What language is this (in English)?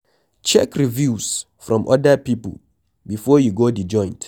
Nigerian Pidgin